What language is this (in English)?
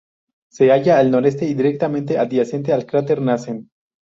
Spanish